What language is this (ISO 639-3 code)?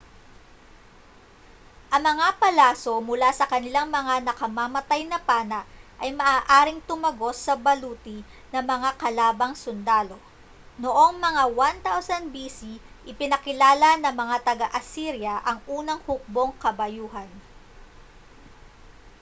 fil